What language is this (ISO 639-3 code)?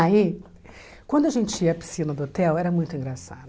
por